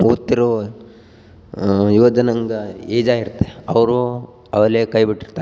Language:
Kannada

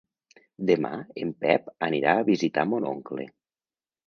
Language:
Catalan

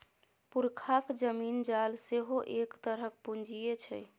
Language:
Maithili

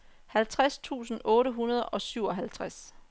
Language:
Danish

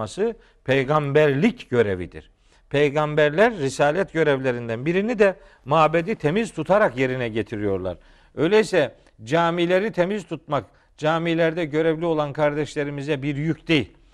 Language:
Turkish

